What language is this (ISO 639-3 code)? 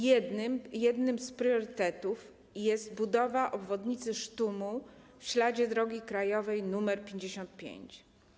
pol